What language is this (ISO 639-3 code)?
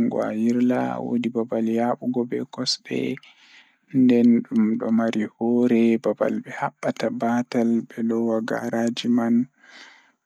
ful